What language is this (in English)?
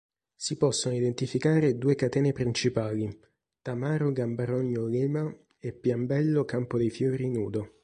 Italian